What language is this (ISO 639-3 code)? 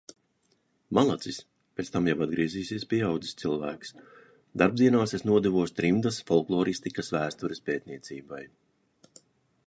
lav